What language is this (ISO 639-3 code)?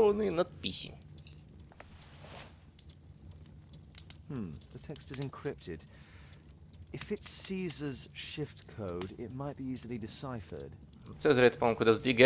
rus